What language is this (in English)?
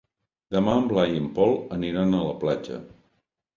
Catalan